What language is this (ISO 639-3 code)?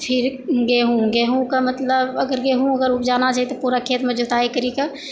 mai